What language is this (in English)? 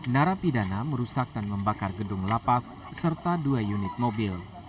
Indonesian